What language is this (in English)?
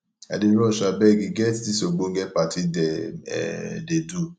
Nigerian Pidgin